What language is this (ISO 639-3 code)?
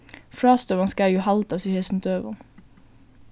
fao